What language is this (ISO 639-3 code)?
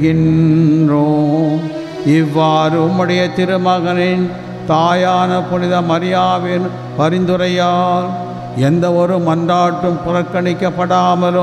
tam